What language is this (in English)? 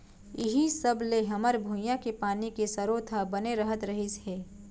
Chhattisgarhi